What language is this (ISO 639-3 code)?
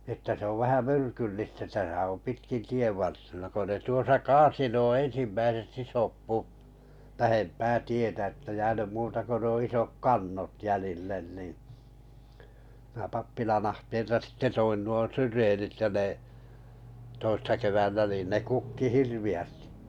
fin